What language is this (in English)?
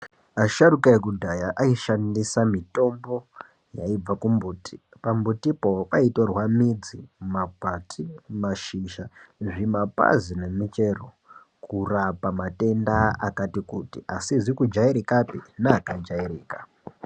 Ndau